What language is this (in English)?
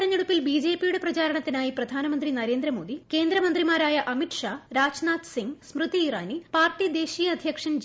Malayalam